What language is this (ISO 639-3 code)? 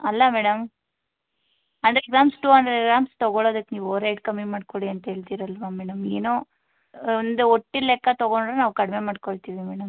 kan